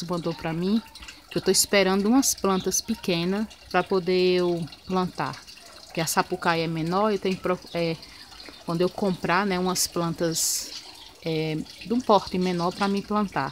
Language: Portuguese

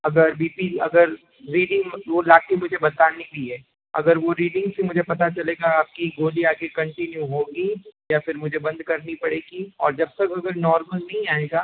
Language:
Hindi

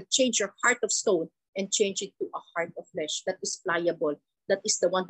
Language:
Filipino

